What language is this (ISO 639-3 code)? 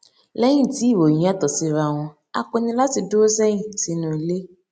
yor